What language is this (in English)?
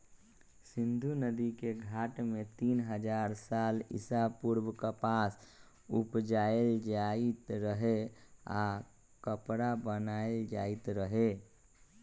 Magahi